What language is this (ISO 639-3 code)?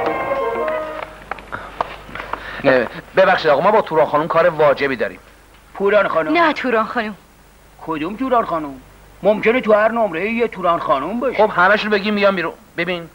fas